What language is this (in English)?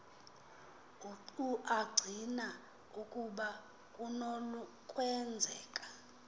Xhosa